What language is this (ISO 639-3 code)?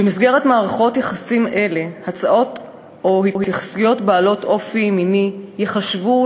heb